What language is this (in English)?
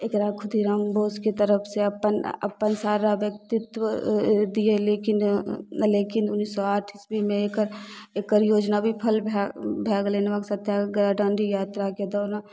Maithili